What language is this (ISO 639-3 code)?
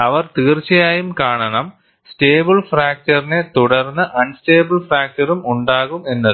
mal